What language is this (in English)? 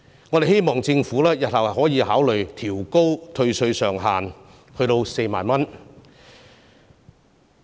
Cantonese